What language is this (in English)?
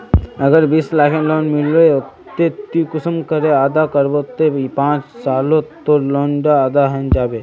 Magahi